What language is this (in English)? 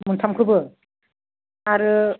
Bodo